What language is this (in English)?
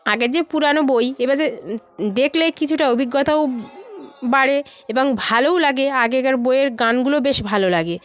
Bangla